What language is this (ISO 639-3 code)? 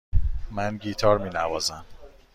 fas